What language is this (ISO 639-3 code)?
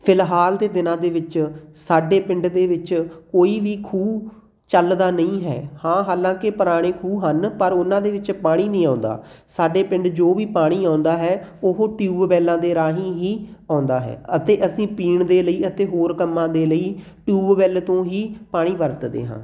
pan